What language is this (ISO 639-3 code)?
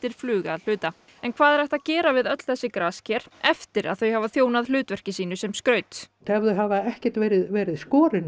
isl